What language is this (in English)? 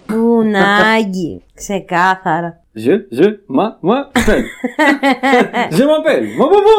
Greek